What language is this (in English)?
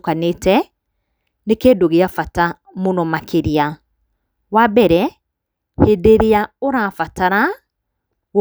Kikuyu